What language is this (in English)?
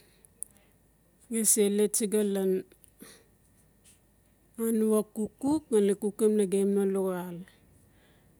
Notsi